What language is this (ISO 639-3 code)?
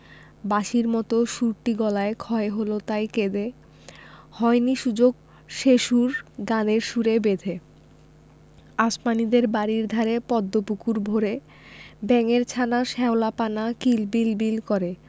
ben